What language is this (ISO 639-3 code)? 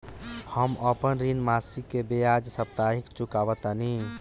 bho